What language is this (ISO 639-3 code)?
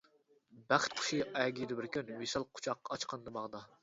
uig